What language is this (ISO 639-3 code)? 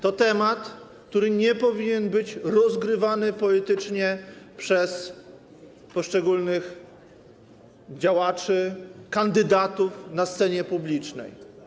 pol